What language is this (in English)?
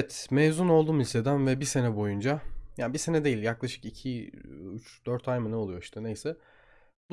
Turkish